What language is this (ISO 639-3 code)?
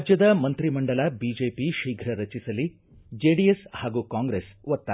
kan